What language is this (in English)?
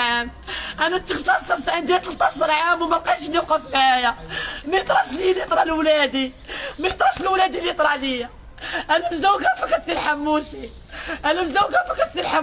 Arabic